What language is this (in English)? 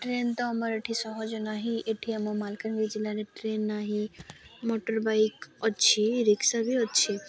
Odia